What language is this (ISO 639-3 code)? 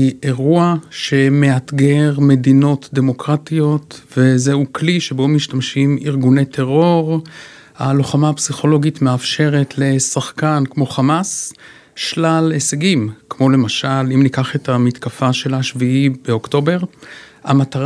heb